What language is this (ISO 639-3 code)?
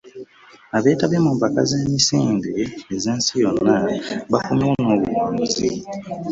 lug